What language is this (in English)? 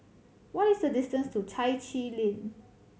English